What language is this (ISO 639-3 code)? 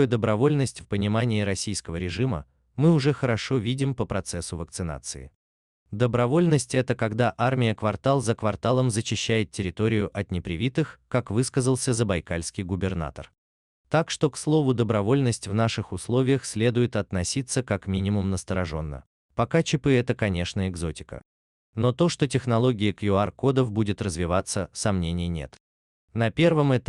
rus